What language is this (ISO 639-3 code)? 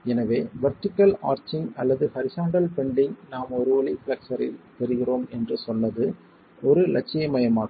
tam